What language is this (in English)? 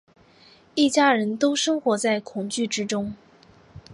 Chinese